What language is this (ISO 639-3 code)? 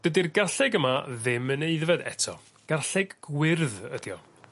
cym